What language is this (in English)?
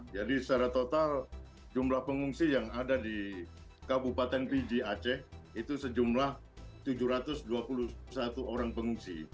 Indonesian